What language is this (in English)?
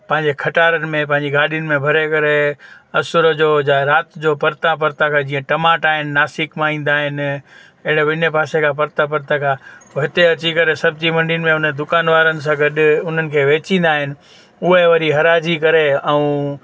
Sindhi